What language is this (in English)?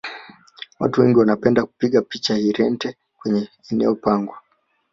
Swahili